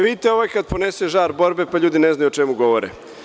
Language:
Serbian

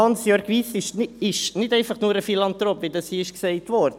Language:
Swiss German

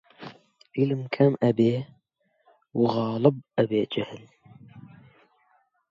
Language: Central Kurdish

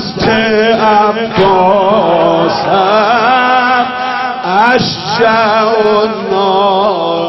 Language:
Persian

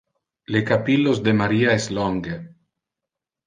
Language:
Interlingua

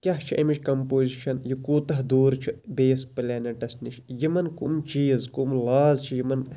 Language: Kashmiri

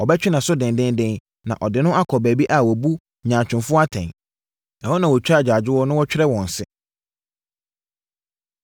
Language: Akan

